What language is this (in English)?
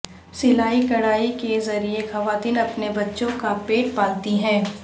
Urdu